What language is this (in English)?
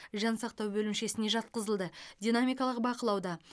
Kazakh